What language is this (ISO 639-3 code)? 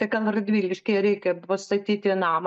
lit